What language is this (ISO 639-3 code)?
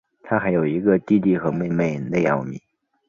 zho